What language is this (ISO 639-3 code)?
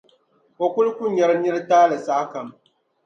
dag